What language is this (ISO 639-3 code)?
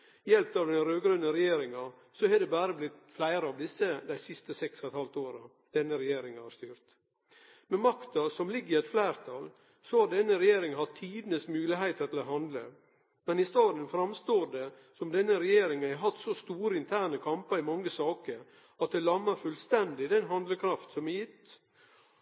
nno